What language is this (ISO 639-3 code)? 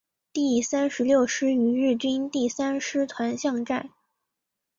zho